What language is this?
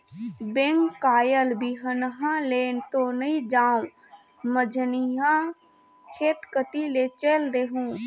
Chhattisgarhi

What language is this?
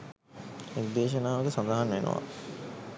Sinhala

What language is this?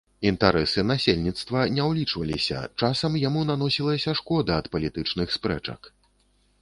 Belarusian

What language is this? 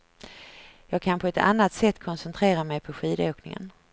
Swedish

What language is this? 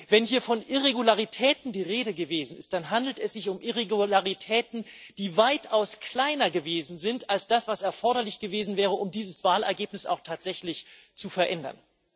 German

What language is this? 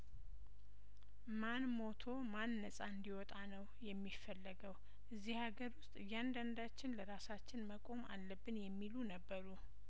Amharic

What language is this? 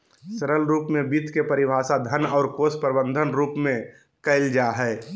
Magahi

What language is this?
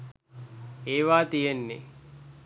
Sinhala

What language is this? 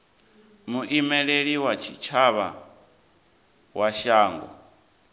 Venda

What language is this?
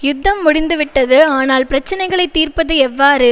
Tamil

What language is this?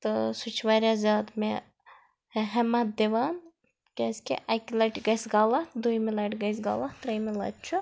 Kashmiri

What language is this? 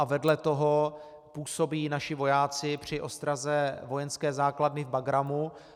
Czech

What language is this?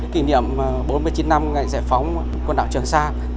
Vietnamese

